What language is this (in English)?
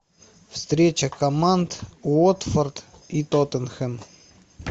Russian